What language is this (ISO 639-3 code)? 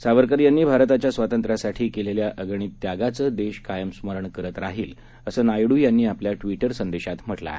mar